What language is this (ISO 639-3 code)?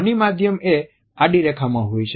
guj